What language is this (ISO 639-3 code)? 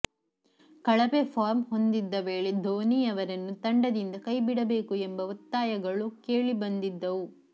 kan